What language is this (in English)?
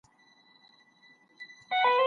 Pashto